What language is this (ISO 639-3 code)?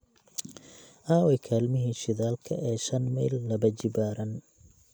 som